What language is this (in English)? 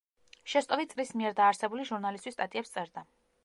Georgian